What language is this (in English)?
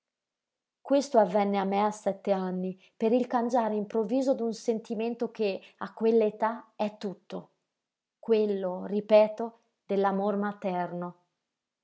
Italian